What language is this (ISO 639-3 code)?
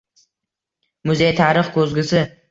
uzb